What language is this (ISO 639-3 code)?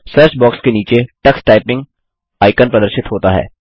hin